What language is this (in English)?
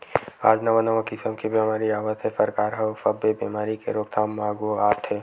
Chhattisgarhi